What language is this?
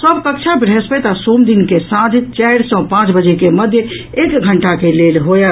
Maithili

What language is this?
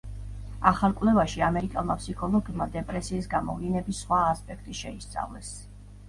Georgian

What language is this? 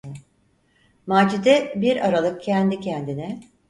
Turkish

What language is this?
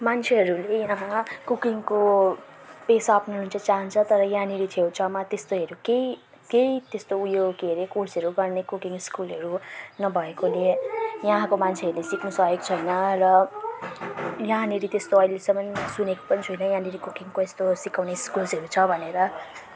Nepali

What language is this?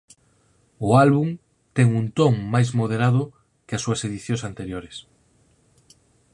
Galician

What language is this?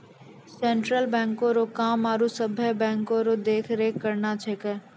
Maithili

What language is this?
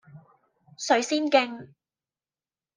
Cantonese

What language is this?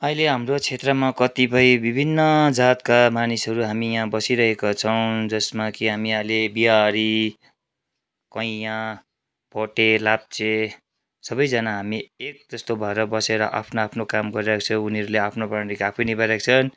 Nepali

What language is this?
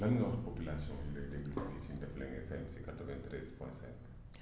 Wolof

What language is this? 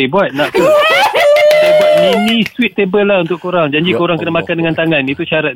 Malay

